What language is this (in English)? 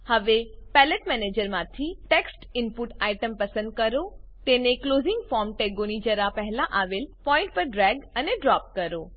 Gujarati